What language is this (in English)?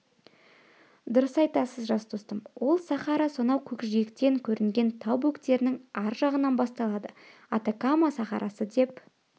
Kazakh